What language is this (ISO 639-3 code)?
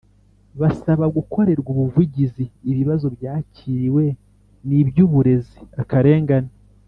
kin